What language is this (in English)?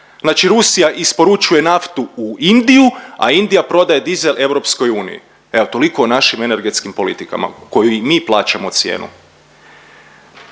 Croatian